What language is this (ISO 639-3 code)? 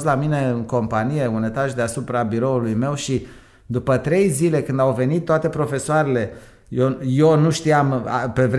ron